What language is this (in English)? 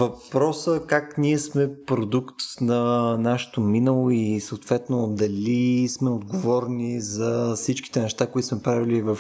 Bulgarian